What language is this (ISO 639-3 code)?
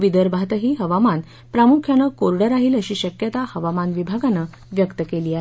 mar